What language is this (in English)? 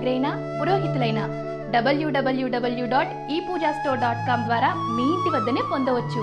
Telugu